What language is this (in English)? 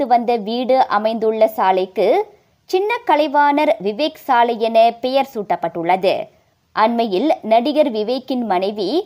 Tamil